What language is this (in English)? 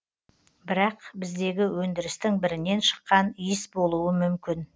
Kazakh